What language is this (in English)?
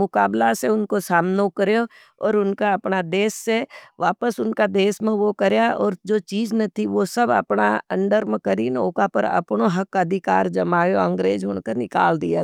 Nimadi